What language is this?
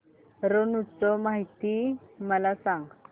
Marathi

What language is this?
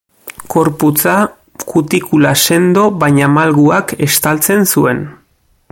Basque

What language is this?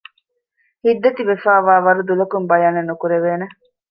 Divehi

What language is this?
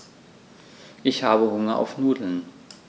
German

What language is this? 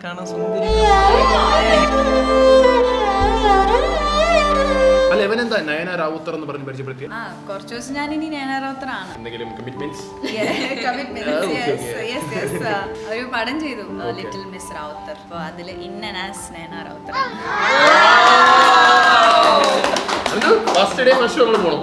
Malayalam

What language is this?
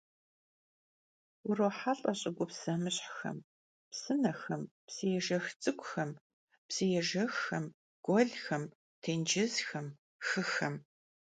Kabardian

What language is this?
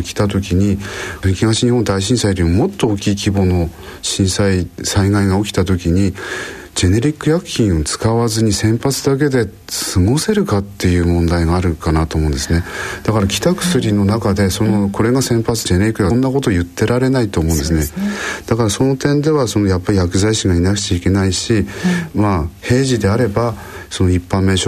Japanese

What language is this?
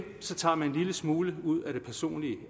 Danish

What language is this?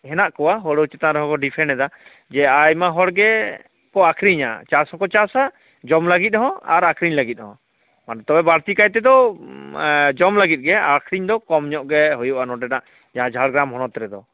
Santali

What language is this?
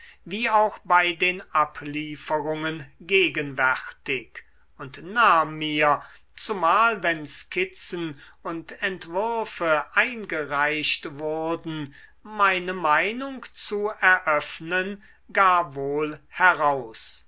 German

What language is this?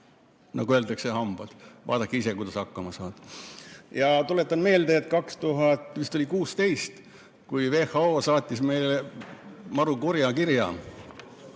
Estonian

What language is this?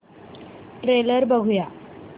Marathi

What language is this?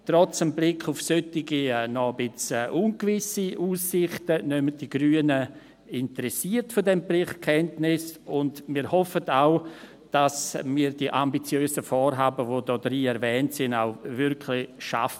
Swiss German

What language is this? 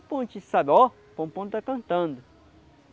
Portuguese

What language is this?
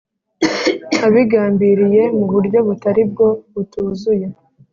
Kinyarwanda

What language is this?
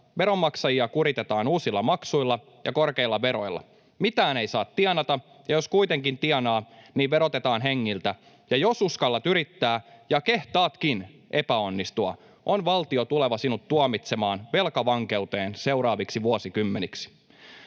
Finnish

